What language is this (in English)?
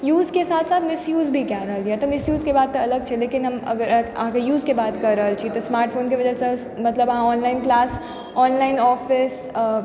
Maithili